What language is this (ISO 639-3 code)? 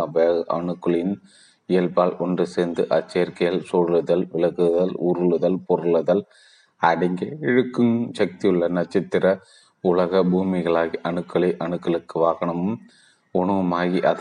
tam